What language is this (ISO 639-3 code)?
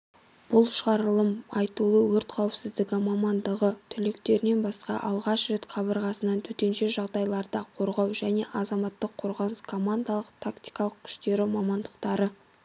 kaz